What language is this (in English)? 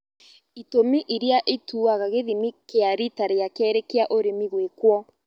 Kikuyu